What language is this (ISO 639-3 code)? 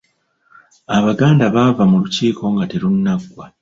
lug